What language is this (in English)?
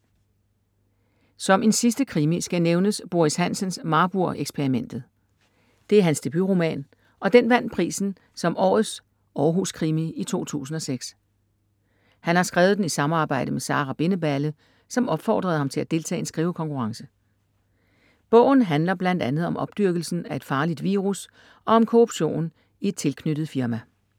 Danish